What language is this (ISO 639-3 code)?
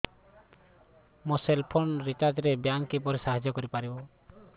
ori